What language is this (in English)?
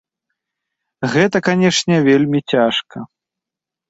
Belarusian